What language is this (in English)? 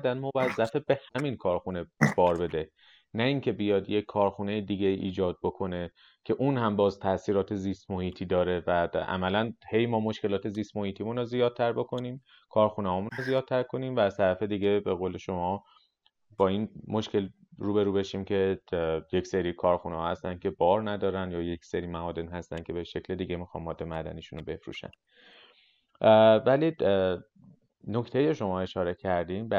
Persian